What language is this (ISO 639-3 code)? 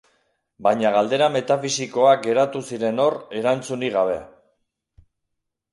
eus